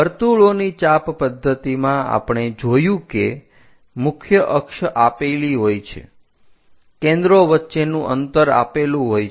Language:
Gujarati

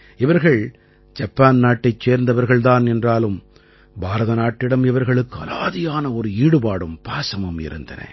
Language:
Tamil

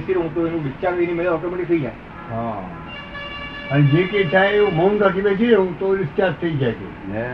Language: Gujarati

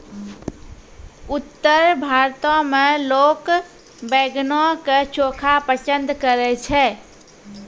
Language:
Maithili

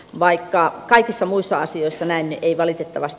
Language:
Finnish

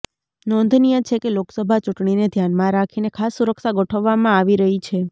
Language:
Gujarati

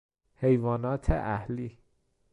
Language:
Persian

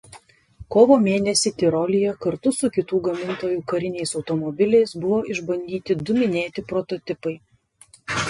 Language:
Lithuanian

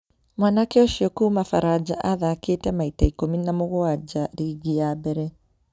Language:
Kikuyu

